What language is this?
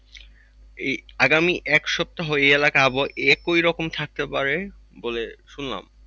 Bangla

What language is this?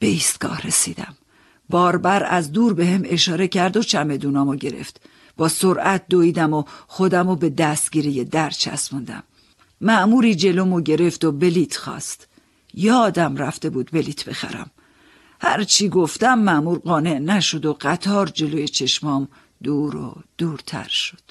Persian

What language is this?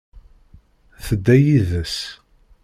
Kabyle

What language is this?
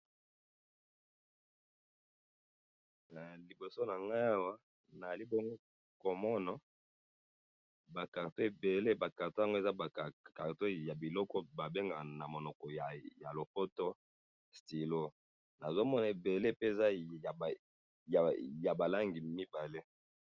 Lingala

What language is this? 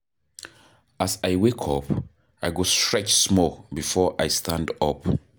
Nigerian Pidgin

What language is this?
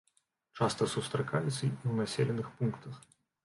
Belarusian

